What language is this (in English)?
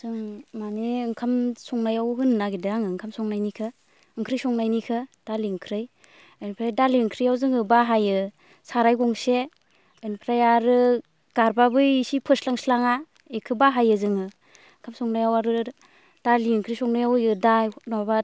Bodo